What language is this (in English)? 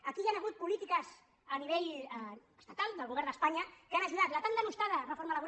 Catalan